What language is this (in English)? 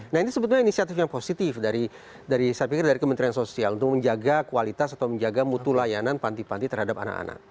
Indonesian